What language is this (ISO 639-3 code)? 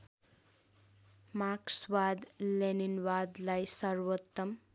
nep